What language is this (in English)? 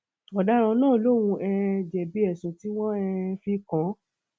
Yoruba